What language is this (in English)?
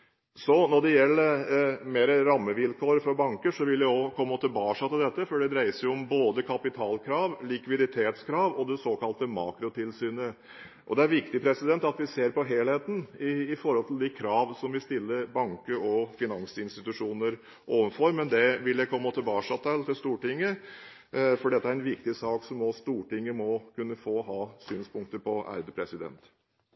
Norwegian Bokmål